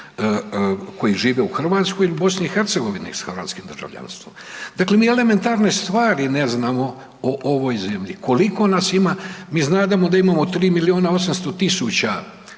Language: Croatian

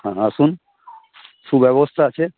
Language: Bangla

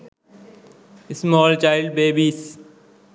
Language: Sinhala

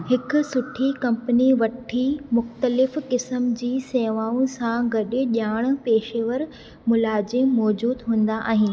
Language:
Sindhi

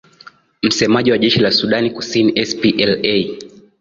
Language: Swahili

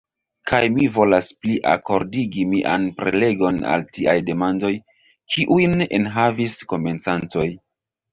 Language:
Esperanto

